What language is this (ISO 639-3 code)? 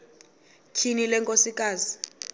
xho